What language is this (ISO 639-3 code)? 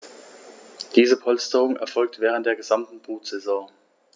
deu